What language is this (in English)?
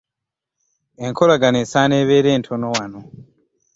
Ganda